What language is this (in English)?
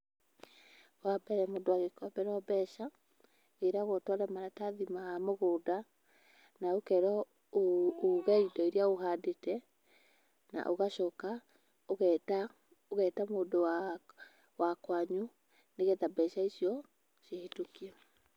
Kikuyu